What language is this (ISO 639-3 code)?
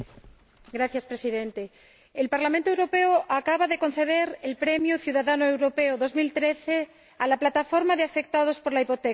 spa